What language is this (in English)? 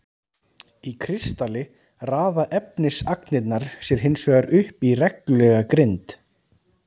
Icelandic